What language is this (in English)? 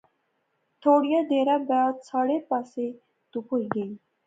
Pahari-Potwari